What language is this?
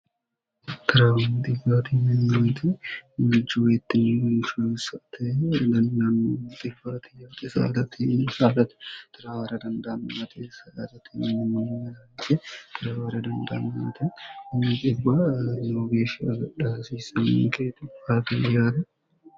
Sidamo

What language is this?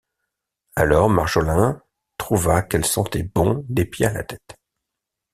French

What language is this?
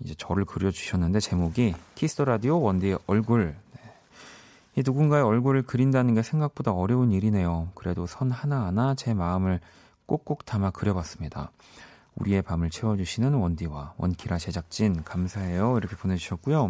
Korean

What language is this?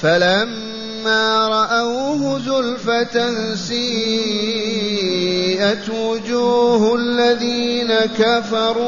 Arabic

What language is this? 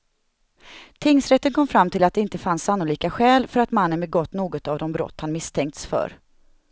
Swedish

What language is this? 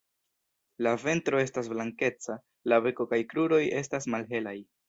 Esperanto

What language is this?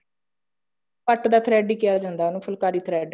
Punjabi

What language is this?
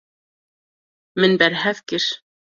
Kurdish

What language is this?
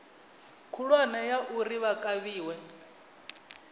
Venda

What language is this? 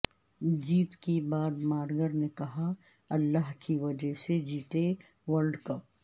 Urdu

